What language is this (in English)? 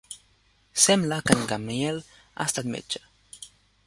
Catalan